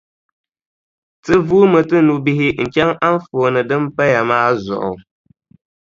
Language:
Dagbani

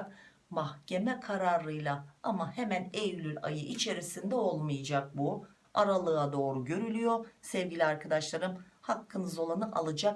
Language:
Turkish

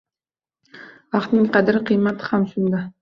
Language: Uzbek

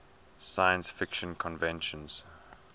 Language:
English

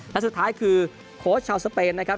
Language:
Thai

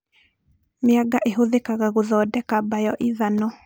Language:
Kikuyu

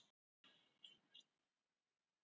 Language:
Icelandic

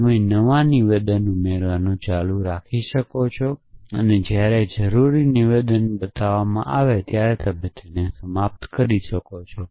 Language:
Gujarati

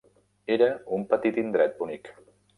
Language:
Catalan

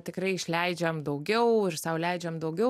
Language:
Lithuanian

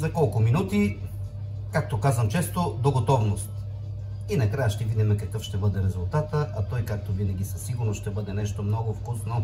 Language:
Bulgarian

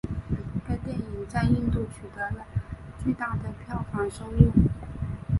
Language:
Chinese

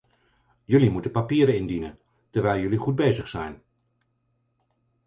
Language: Dutch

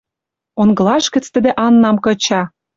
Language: Western Mari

